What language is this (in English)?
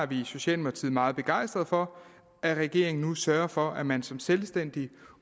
Danish